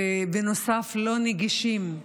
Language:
Hebrew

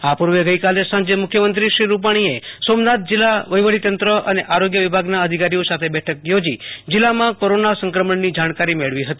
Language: Gujarati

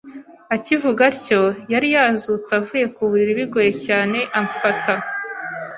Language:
Kinyarwanda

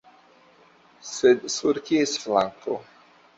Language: Esperanto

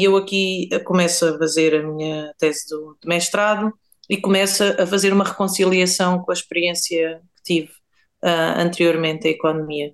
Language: Portuguese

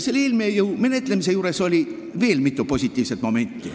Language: Estonian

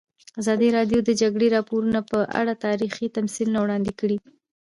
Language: Pashto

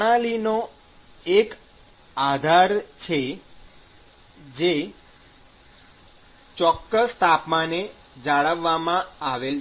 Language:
Gujarati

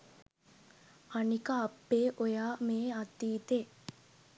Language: Sinhala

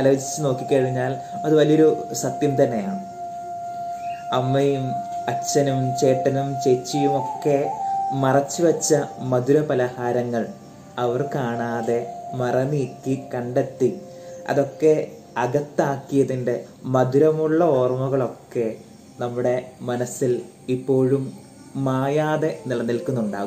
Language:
Malayalam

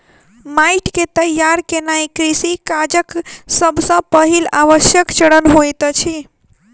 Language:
Maithili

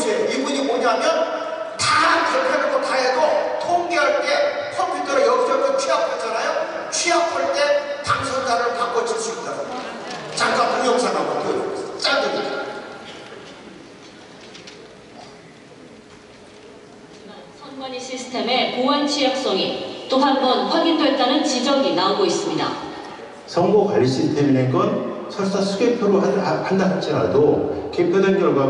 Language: Korean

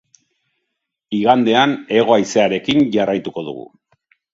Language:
Basque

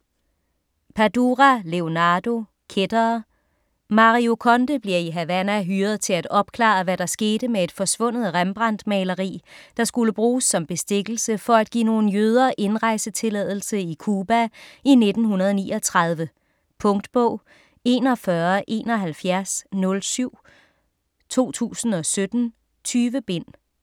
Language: Danish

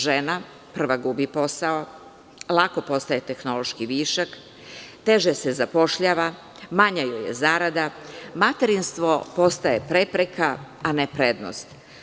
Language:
Serbian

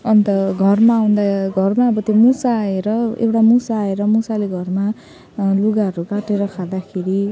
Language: Nepali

